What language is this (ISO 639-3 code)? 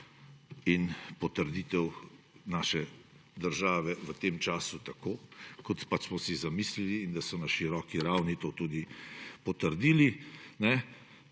slv